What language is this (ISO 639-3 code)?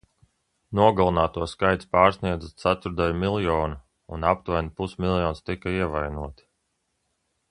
lav